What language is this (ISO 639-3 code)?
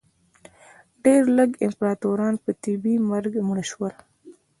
pus